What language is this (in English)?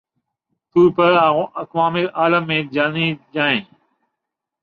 Urdu